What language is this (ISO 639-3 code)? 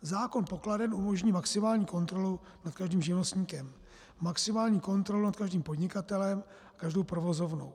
ces